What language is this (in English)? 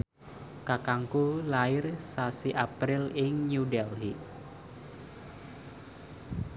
Javanese